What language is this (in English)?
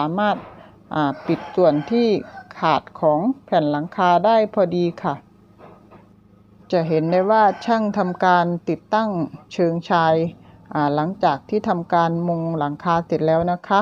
Thai